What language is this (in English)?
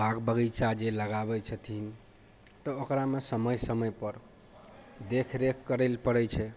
Maithili